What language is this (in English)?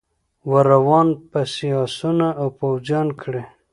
Pashto